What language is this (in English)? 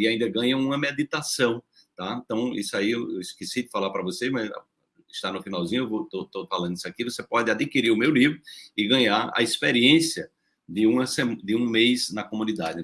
Portuguese